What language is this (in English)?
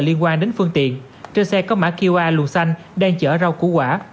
Vietnamese